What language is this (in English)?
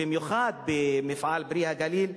Hebrew